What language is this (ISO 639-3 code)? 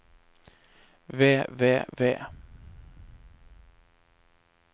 nor